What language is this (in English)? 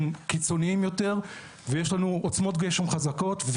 Hebrew